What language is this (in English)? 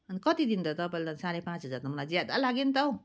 Nepali